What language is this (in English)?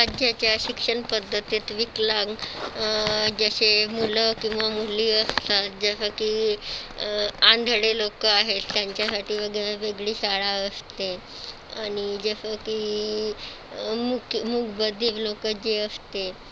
Marathi